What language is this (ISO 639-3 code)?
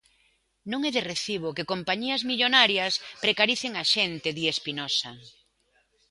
glg